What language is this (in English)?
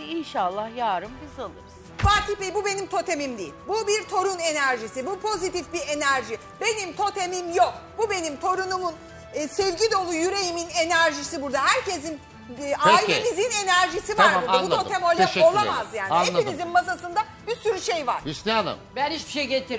Turkish